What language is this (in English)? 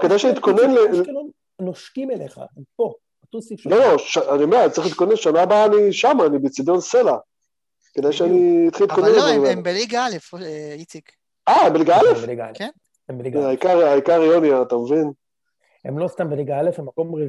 Hebrew